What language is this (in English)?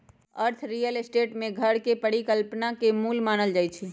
Magahi